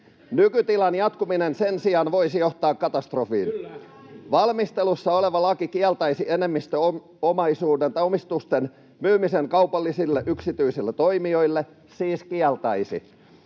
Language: Finnish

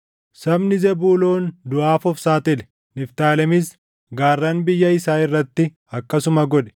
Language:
Oromo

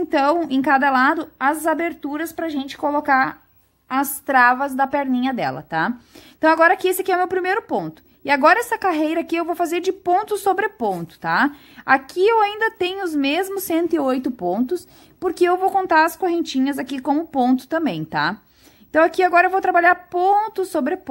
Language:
Portuguese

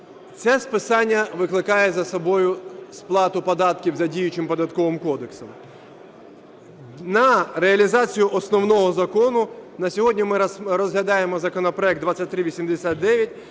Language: Ukrainian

